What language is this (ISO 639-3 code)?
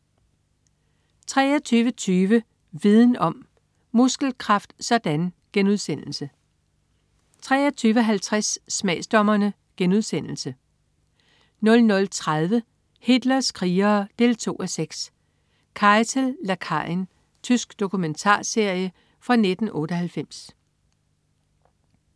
dan